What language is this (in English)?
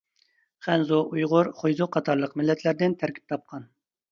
Uyghur